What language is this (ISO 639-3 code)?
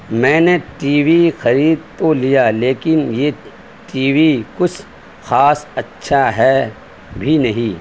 urd